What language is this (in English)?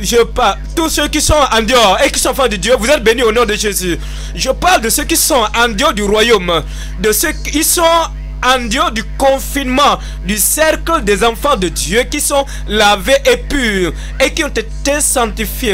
French